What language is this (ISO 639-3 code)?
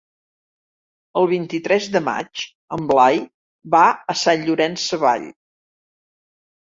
cat